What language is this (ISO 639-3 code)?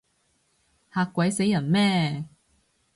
yue